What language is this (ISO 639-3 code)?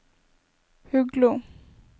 nor